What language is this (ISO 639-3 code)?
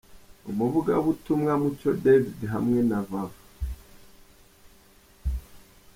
kin